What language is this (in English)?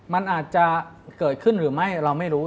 Thai